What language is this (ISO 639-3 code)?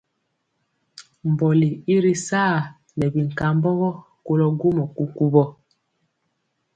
mcx